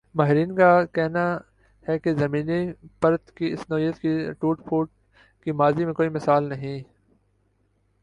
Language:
Urdu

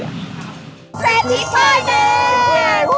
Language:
Thai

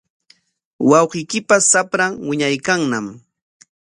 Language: Corongo Ancash Quechua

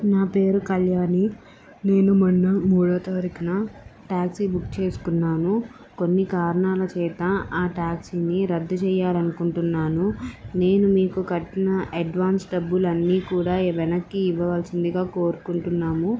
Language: Telugu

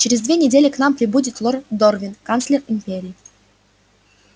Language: Russian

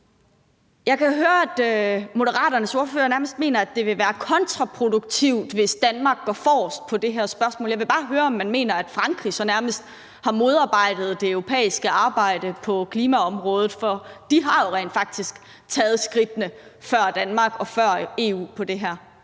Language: Danish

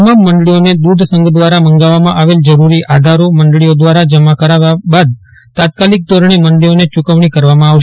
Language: Gujarati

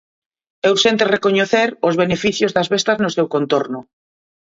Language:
Galician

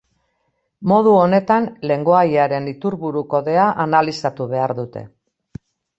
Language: Basque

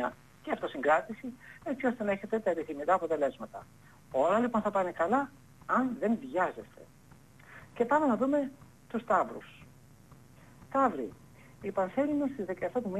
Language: Greek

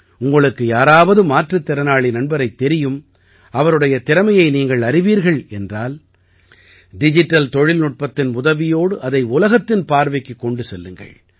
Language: Tamil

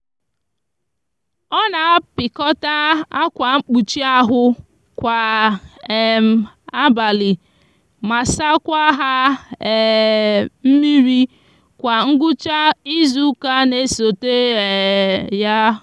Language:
Igbo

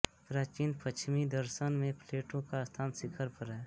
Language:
Hindi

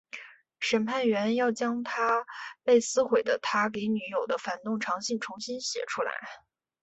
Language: Chinese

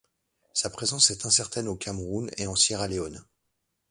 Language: French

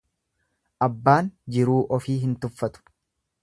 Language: Oromo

